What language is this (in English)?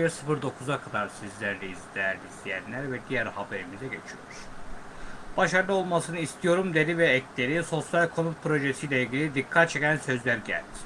Turkish